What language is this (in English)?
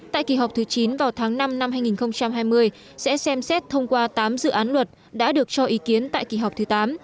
Vietnamese